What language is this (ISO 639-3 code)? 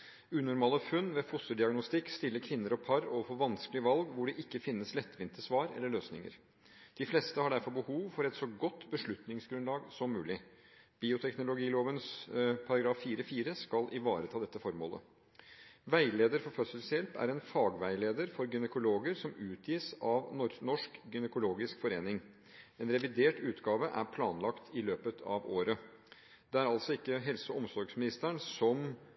nob